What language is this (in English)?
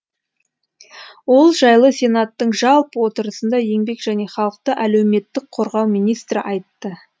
Kazakh